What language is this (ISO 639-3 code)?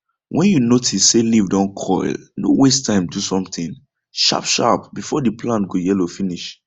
pcm